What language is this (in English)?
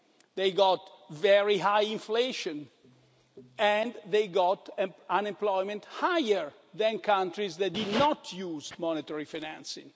English